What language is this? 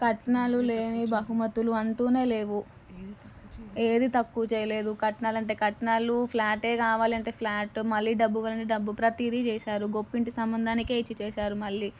Telugu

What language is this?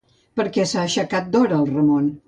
Catalan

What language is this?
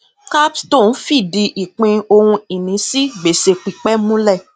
Yoruba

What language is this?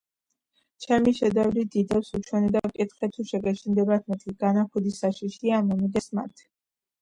Georgian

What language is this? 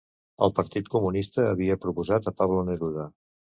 Catalan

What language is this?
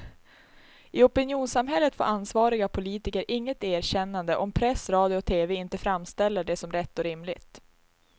Swedish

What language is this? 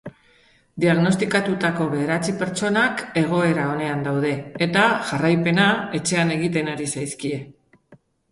Basque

